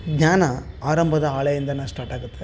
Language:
Kannada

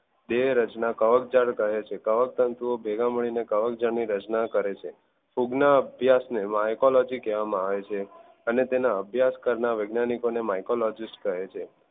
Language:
Gujarati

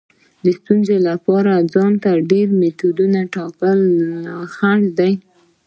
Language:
Pashto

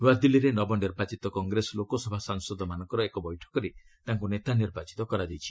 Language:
Odia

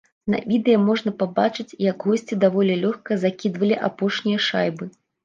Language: Belarusian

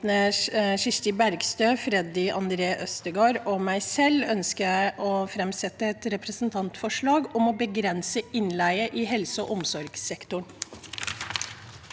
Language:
Norwegian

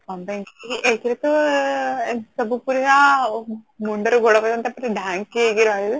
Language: Odia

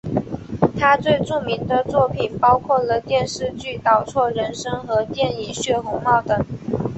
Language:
Chinese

